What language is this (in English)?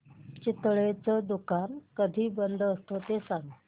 Marathi